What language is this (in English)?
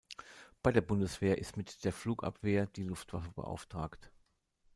German